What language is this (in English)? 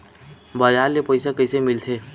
Chhattisgarhi